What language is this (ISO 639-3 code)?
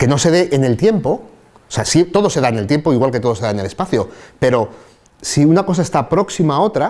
spa